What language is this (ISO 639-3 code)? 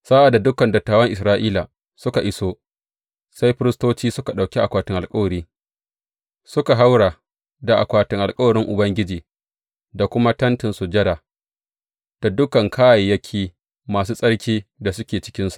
hau